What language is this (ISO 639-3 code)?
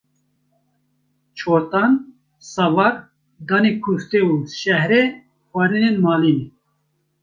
kur